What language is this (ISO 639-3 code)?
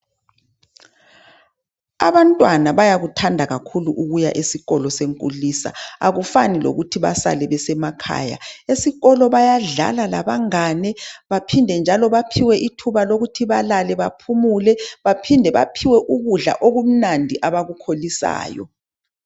nde